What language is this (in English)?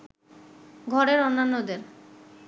Bangla